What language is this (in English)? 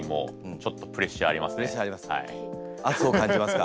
Japanese